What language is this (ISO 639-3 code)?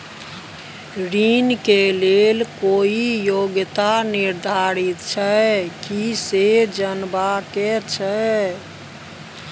mai